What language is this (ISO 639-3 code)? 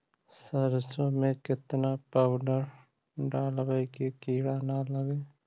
mag